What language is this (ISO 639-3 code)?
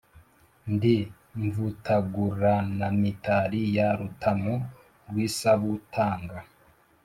kin